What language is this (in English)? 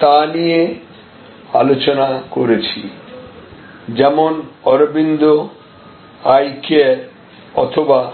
Bangla